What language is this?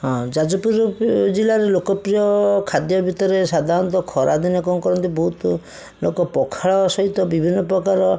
Odia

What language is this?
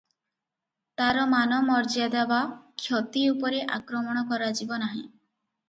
Odia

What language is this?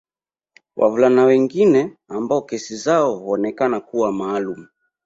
Swahili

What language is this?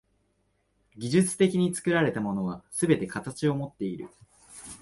Japanese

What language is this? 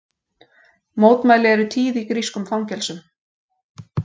Icelandic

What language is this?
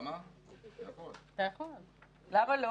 Hebrew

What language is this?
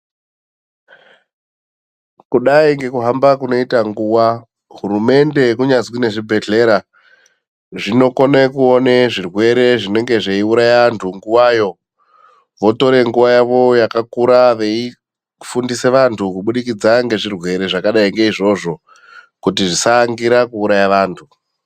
Ndau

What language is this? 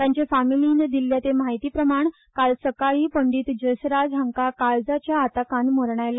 Konkani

